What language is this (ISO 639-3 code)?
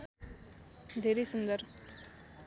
nep